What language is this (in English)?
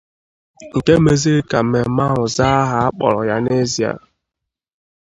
Igbo